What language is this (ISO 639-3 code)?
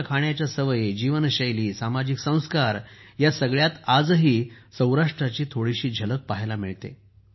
mar